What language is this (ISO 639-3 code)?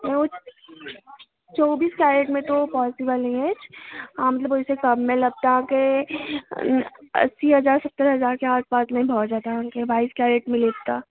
mai